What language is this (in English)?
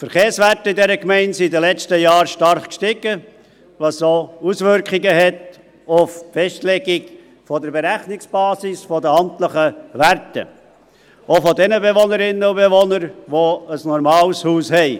Swiss German